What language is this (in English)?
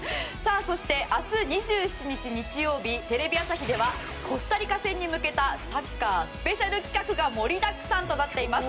Japanese